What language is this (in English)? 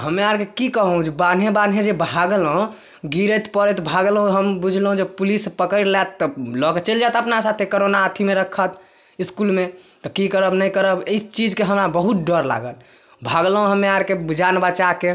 Maithili